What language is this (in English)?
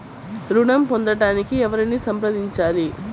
Telugu